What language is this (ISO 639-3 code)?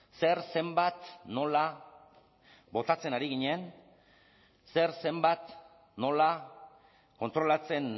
eus